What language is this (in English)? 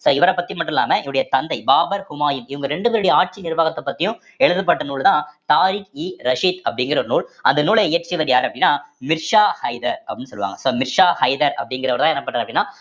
Tamil